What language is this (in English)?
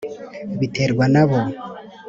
Kinyarwanda